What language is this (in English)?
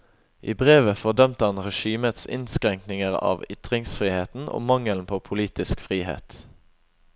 Norwegian